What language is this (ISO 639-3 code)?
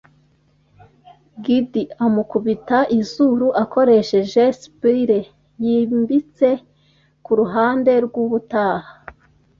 kin